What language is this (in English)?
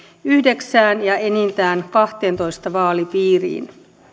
Finnish